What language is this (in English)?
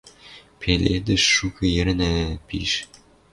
Western Mari